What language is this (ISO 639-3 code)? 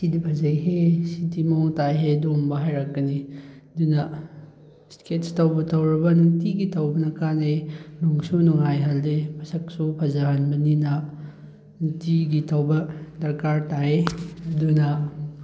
mni